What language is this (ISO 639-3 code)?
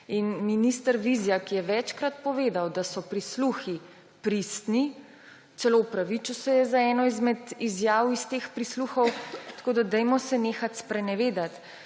slv